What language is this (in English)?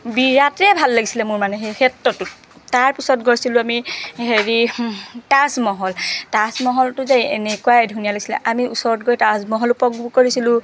Assamese